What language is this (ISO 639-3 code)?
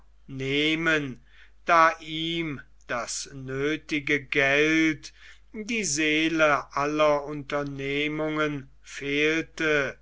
deu